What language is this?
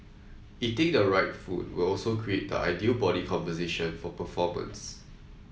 English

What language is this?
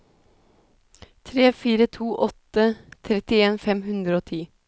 Norwegian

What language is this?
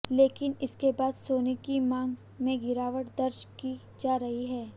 Hindi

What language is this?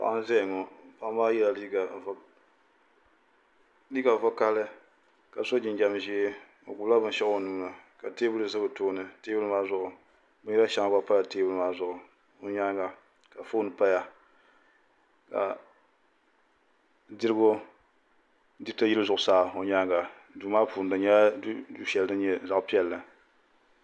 Dagbani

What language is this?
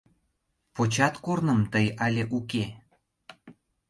Mari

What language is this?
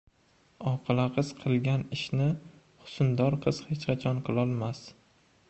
Uzbek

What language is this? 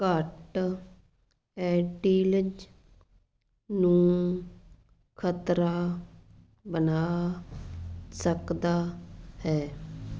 Punjabi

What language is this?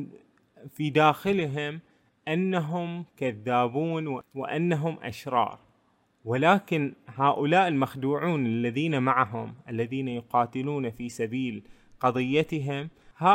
Arabic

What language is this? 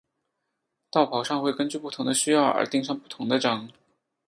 Chinese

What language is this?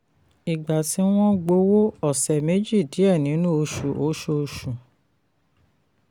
Yoruba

